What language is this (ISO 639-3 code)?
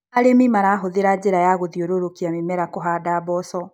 kik